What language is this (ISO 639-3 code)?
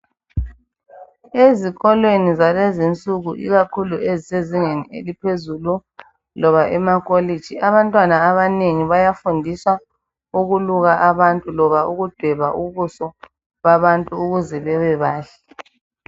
nde